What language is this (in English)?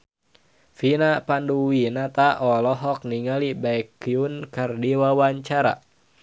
Sundanese